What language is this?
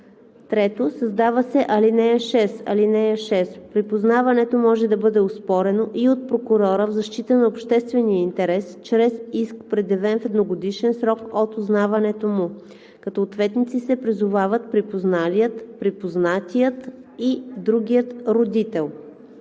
Bulgarian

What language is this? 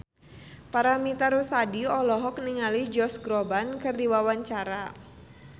Sundanese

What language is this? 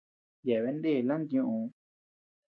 Tepeuxila Cuicatec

